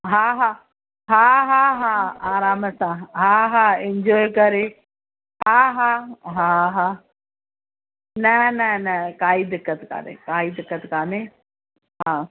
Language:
Sindhi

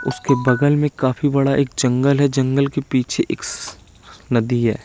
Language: Hindi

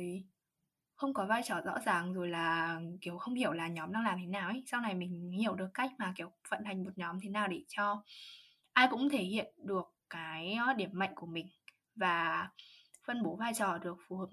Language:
Vietnamese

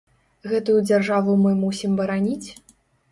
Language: Belarusian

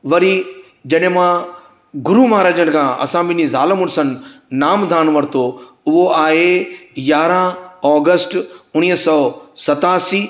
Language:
Sindhi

